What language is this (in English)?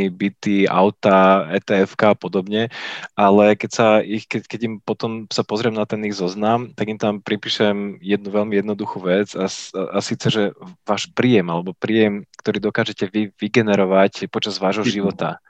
Slovak